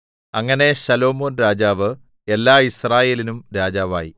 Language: Malayalam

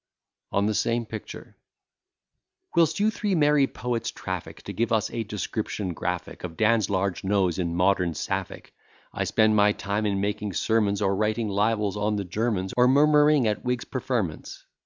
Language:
English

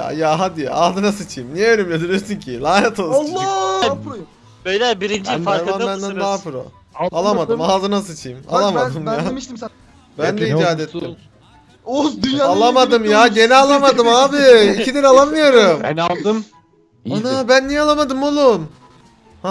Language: Turkish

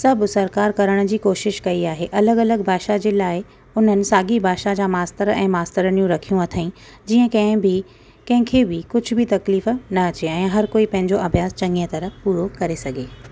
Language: Sindhi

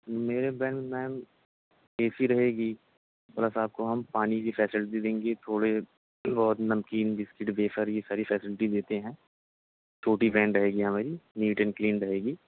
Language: Urdu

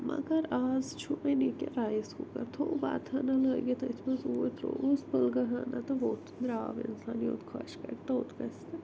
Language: Kashmiri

